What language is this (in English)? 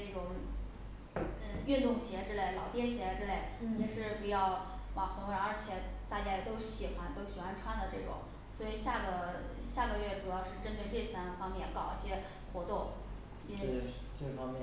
Chinese